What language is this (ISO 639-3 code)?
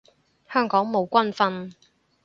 yue